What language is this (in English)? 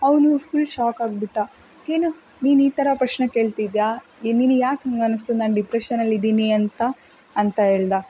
Kannada